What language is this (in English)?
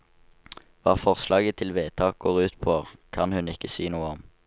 Norwegian